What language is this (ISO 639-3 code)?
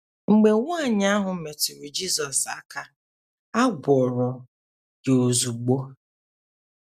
ibo